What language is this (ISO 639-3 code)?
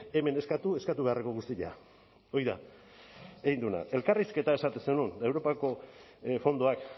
eus